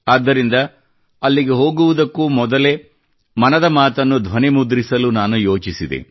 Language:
Kannada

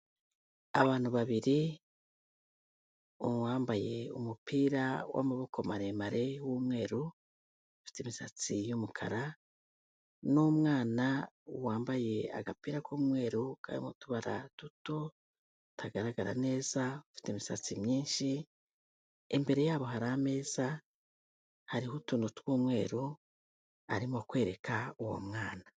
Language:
Kinyarwanda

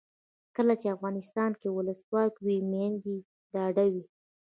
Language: Pashto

